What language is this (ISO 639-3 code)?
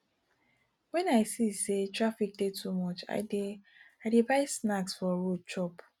pcm